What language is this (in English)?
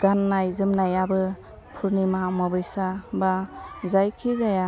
Bodo